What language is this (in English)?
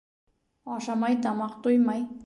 Bashkir